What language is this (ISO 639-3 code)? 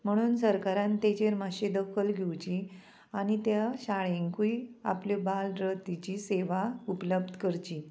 kok